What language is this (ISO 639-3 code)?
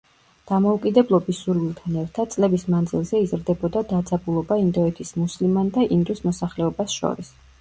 kat